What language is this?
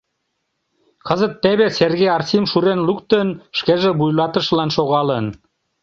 Mari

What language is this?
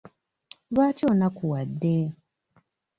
Ganda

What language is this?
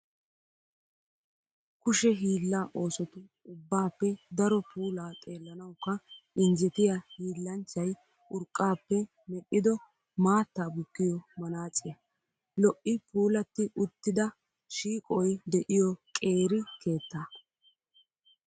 Wolaytta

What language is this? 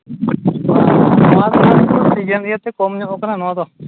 Santali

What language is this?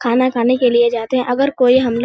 Hindi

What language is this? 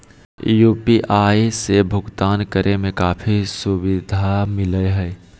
Magahi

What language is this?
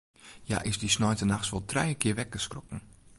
Western Frisian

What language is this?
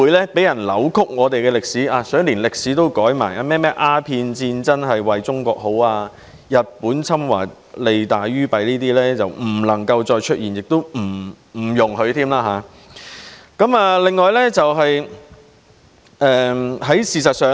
Cantonese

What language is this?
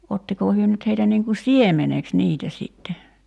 Finnish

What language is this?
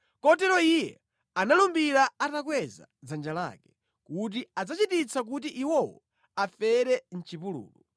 Nyanja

